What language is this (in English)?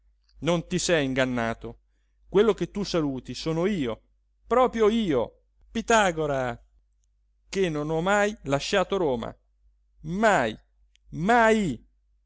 Italian